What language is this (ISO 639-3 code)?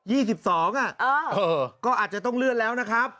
tha